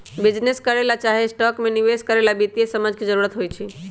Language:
Magahi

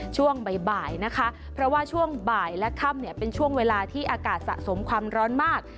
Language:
Thai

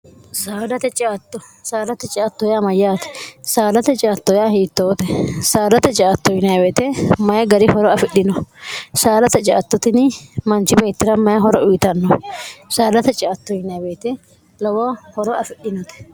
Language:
Sidamo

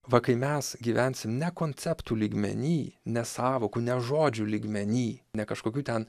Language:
Lithuanian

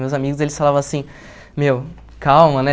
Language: Portuguese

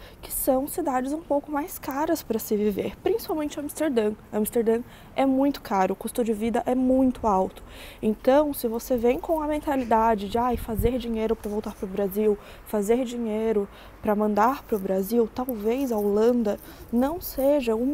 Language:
Portuguese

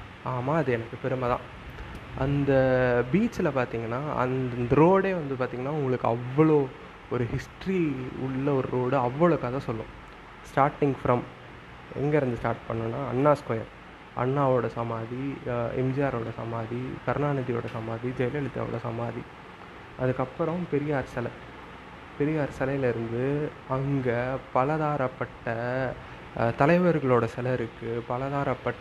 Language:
Tamil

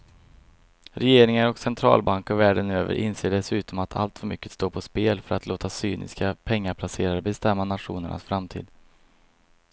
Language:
Swedish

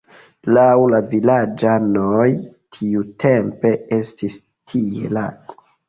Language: Esperanto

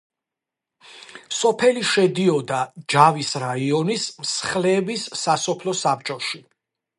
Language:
Georgian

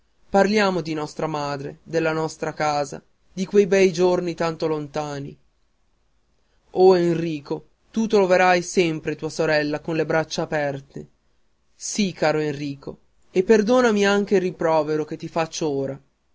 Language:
Italian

